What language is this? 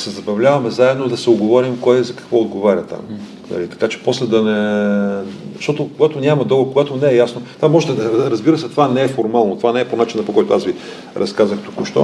Bulgarian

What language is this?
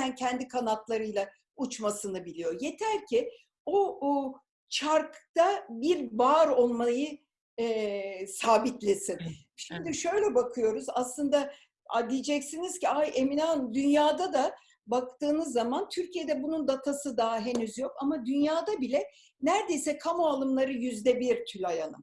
Turkish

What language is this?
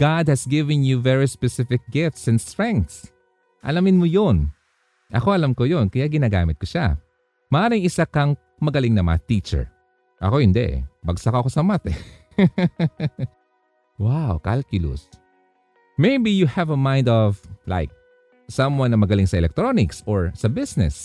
Filipino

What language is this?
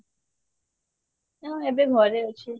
Odia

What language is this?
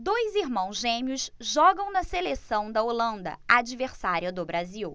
Portuguese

